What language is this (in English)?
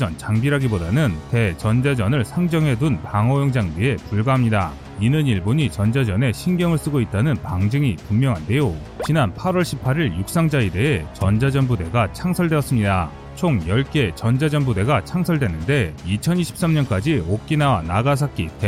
Korean